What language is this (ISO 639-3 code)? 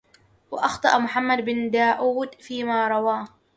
ara